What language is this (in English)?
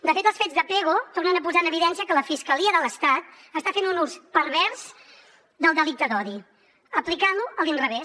Catalan